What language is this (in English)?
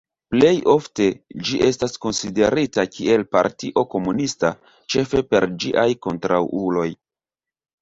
Esperanto